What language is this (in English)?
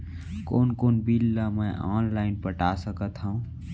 Chhattisgarhi